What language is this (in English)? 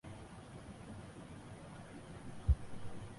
Chinese